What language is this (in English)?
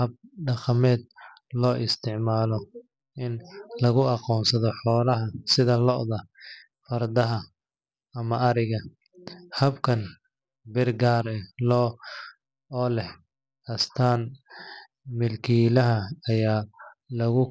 Somali